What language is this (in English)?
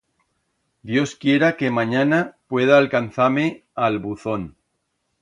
Aragonese